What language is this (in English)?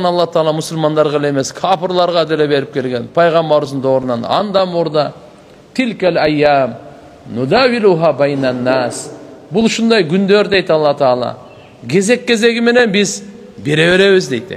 Turkish